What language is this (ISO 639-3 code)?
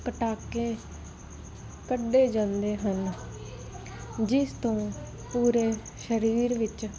pan